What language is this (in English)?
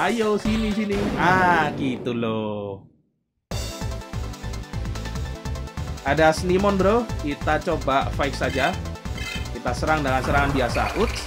Indonesian